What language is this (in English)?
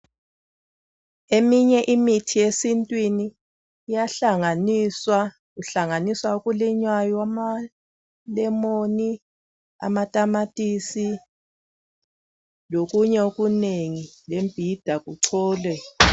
North Ndebele